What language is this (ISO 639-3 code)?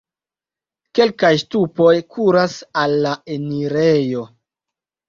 epo